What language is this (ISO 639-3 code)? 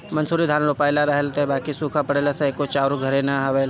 bho